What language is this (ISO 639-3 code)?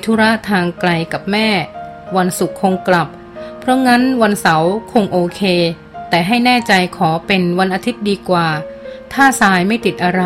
tha